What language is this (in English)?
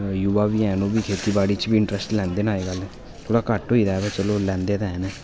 Dogri